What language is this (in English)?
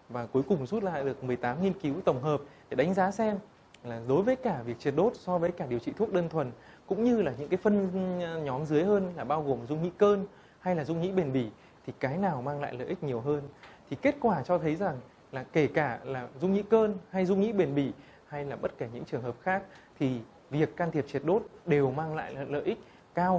Vietnamese